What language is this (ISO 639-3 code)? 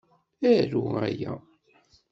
kab